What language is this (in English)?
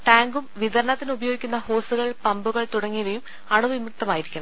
Malayalam